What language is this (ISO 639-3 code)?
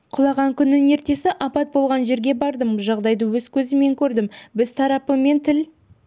kaz